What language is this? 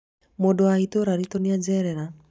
Kikuyu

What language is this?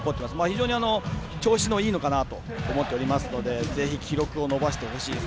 Japanese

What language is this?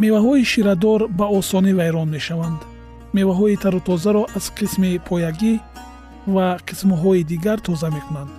Persian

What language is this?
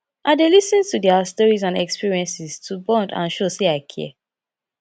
Nigerian Pidgin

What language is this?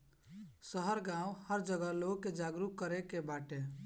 Bhojpuri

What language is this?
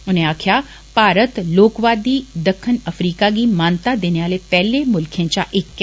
Dogri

